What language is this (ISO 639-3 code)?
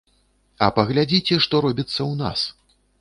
bel